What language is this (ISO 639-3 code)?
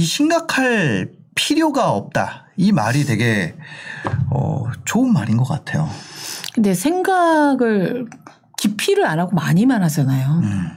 kor